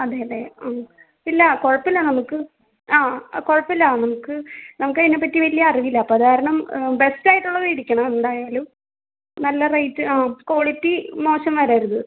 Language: Malayalam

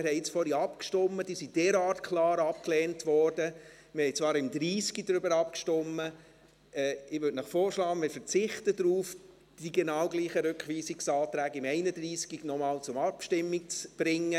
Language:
Swiss German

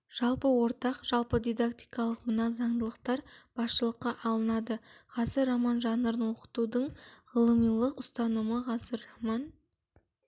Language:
Kazakh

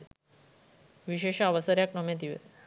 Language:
Sinhala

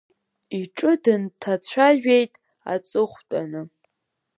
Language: Abkhazian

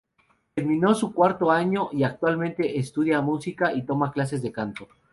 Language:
Spanish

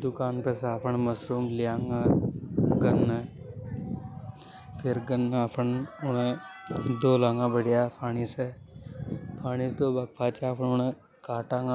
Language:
Hadothi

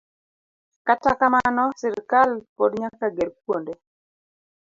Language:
Luo (Kenya and Tanzania)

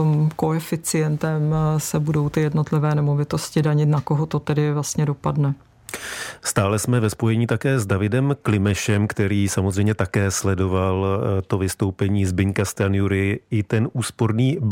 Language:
Czech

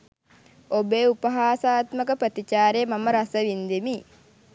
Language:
Sinhala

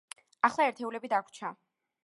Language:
Georgian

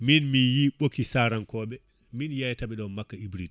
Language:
Fula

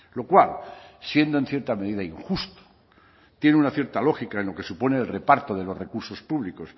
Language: Spanish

